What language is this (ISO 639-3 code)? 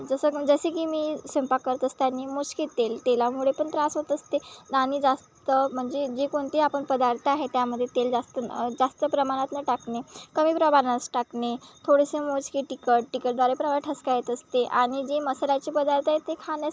mar